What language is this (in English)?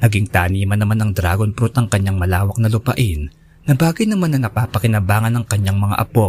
Filipino